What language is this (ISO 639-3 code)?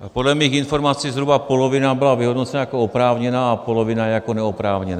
ces